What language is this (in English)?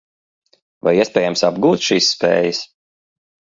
Latvian